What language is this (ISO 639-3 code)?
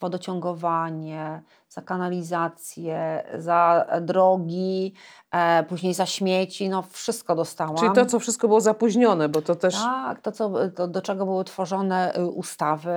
pol